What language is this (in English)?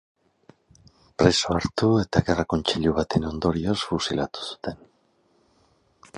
Basque